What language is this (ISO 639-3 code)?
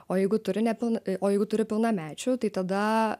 lit